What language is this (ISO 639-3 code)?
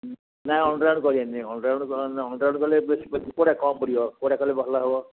ori